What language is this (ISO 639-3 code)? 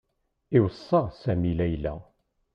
kab